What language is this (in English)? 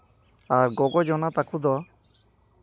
Santali